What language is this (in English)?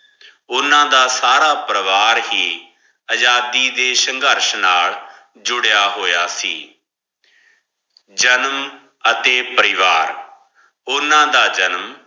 Punjabi